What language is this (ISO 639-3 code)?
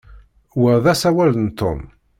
kab